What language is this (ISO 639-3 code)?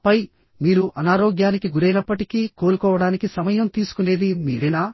tel